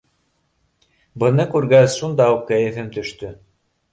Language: Bashkir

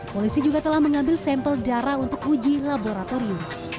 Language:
Indonesian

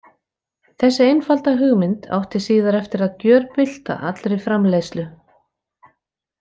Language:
Icelandic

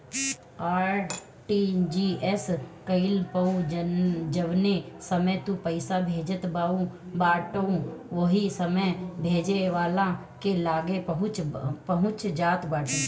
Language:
Bhojpuri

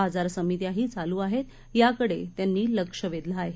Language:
Marathi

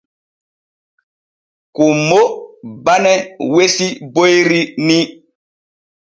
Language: Borgu Fulfulde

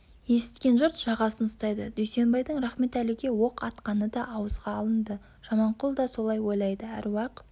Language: Kazakh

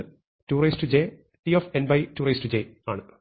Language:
Malayalam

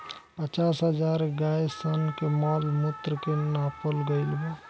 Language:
Bhojpuri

